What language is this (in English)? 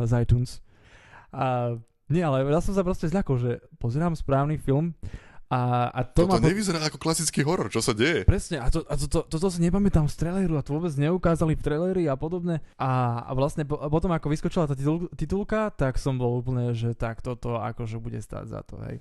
Slovak